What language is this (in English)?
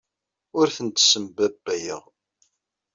Kabyle